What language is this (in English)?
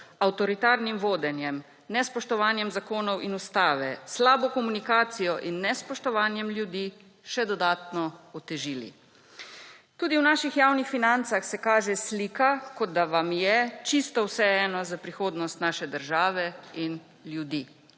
Slovenian